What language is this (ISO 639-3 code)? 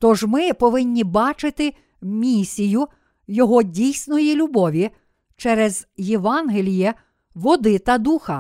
ukr